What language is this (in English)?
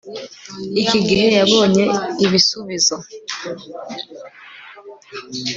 Kinyarwanda